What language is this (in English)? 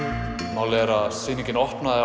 Icelandic